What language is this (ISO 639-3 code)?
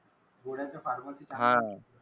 mar